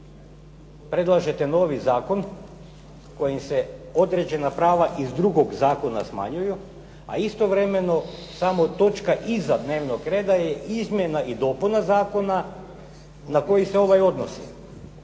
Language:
Croatian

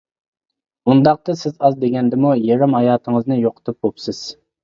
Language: Uyghur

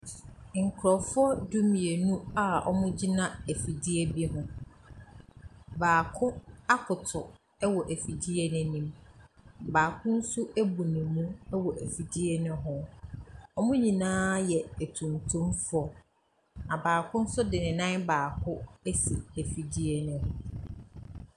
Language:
Akan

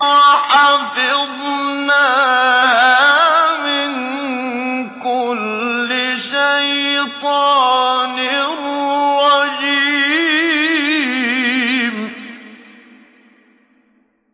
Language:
Arabic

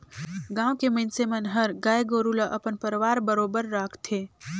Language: Chhattisgarhi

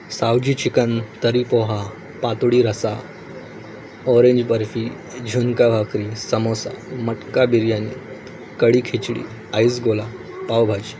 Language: Marathi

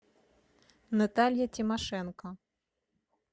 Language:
Russian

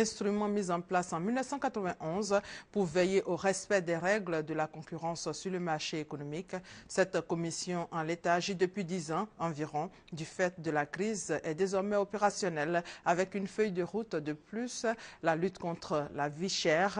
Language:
French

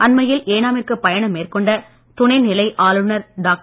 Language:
Tamil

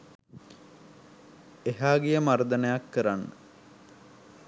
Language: Sinhala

